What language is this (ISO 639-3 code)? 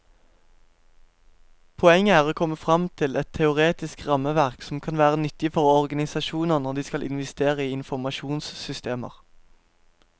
nor